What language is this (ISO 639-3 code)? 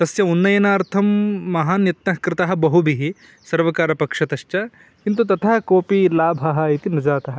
san